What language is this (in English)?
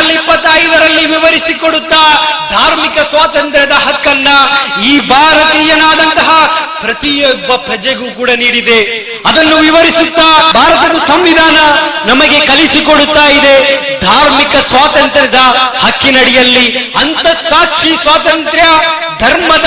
Kannada